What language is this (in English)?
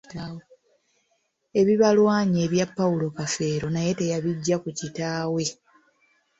Ganda